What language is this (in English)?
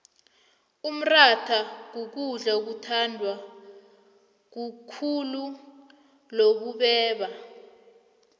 South Ndebele